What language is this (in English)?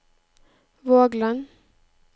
Norwegian